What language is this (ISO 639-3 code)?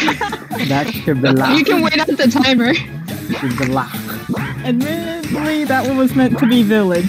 eng